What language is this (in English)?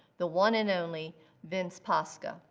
English